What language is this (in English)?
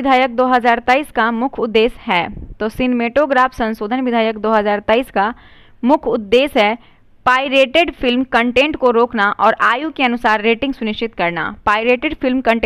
Hindi